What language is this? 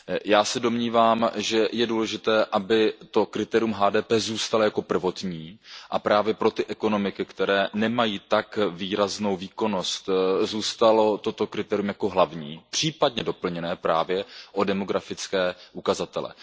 Czech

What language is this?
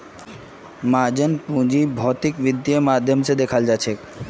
Magahi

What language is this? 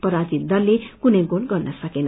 Nepali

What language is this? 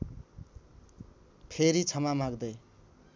Nepali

